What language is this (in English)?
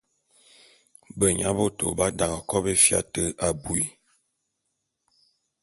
Bulu